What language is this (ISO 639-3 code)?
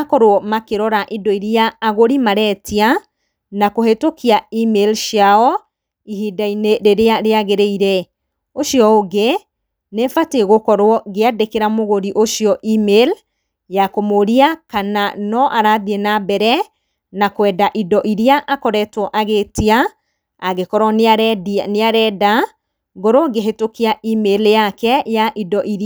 kik